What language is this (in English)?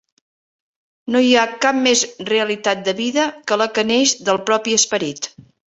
Catalan